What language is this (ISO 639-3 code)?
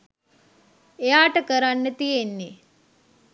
sin